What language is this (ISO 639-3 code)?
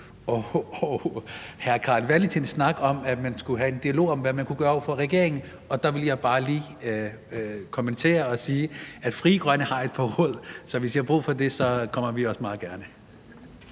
dan